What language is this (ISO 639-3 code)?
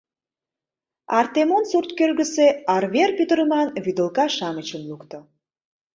chm